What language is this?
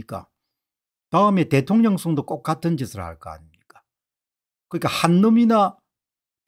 Korean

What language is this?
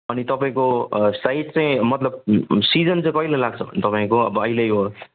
Nepali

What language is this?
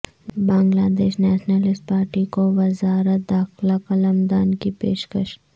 Urdu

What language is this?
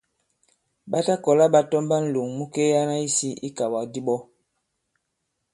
Bankon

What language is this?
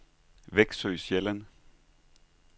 Danish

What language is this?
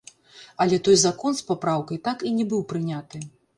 Belarusian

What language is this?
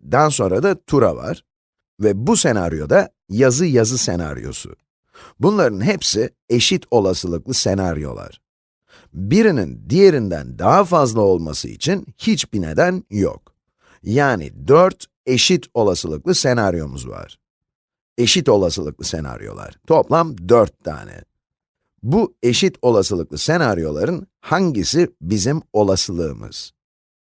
Turkish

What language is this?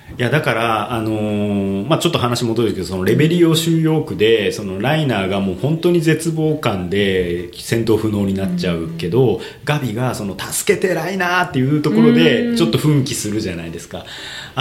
Japanese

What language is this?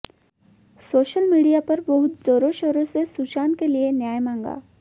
Hindi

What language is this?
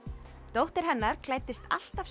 Icelandic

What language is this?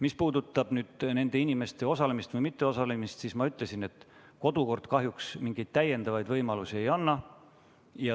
Estonian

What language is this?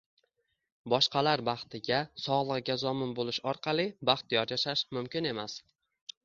Uzbek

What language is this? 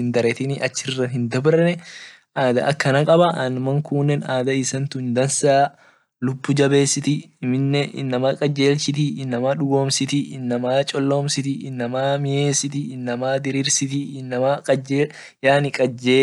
Orma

